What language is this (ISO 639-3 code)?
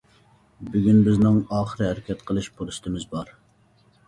uig